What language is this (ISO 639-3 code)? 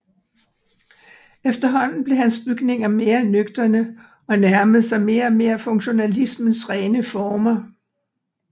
dan